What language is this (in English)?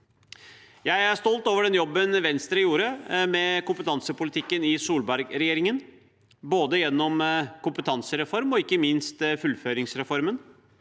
Norwegian